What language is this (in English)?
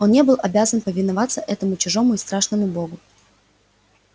Russian